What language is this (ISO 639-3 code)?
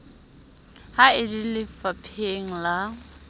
sot